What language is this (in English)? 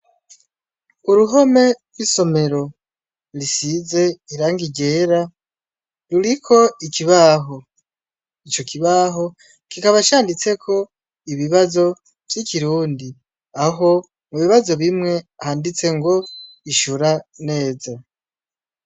Rundi